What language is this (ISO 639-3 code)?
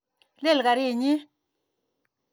kln